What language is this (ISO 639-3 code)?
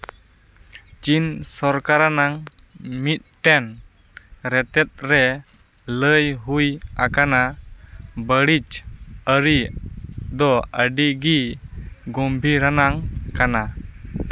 sat